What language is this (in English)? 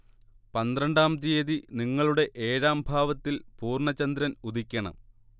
Malayalam